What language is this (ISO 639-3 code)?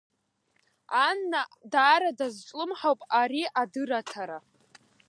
abk